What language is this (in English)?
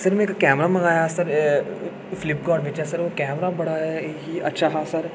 Dogri